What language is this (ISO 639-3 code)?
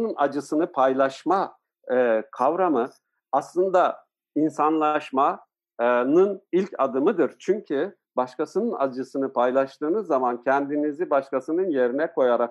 tur